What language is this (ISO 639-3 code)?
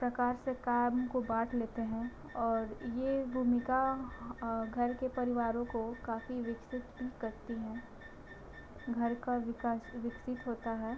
hin